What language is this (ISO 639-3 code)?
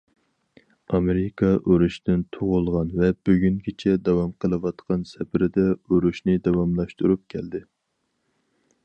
uig